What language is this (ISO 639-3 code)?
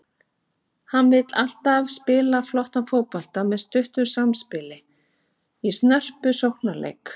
isl